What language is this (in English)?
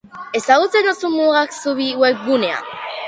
Basque